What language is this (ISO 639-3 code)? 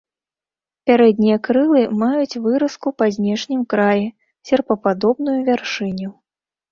bel